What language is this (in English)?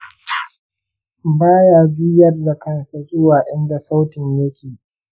Hausa